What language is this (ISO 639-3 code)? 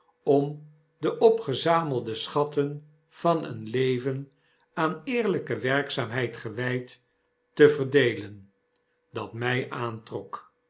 nld